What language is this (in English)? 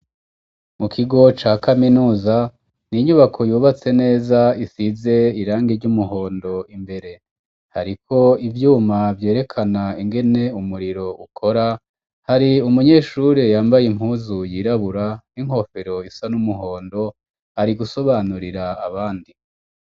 Rundi